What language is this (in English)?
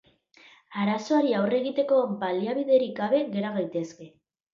Basque